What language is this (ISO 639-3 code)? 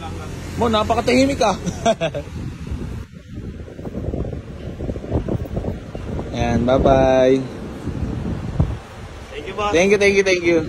fil